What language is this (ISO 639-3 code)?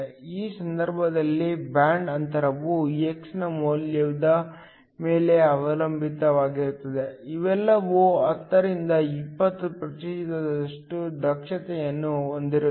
kan